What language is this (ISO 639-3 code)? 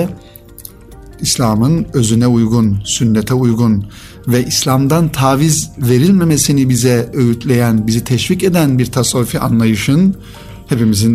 tur